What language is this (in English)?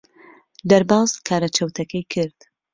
Central Kurdish